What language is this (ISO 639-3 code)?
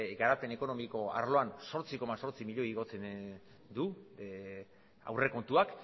eus